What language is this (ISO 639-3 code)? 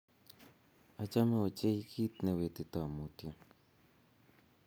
kln